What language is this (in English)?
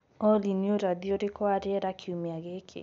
Kikuyu